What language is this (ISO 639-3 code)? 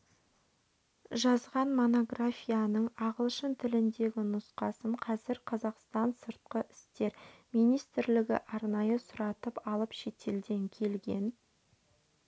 kaz